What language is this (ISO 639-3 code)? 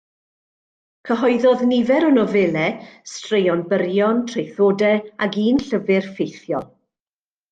cym